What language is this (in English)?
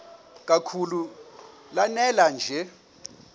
Xhosa